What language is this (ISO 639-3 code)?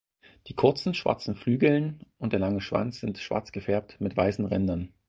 deu